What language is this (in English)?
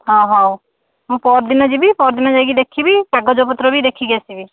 Odia